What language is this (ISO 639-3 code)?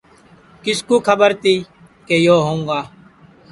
ssi